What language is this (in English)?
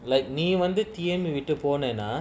English